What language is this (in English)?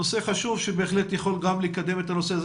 Hebrew